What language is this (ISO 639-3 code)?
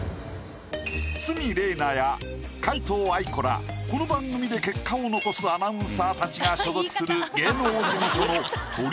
jpn